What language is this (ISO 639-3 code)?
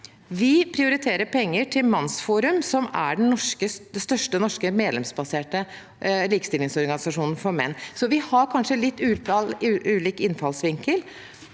nor